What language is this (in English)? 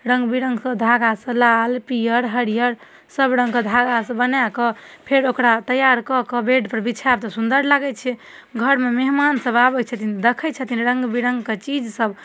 Maithili